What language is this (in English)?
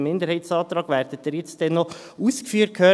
Swiss German